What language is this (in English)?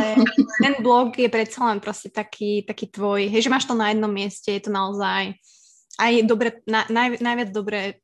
Slovak